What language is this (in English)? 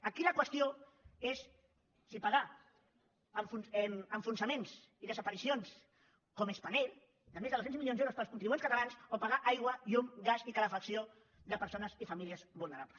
Catalan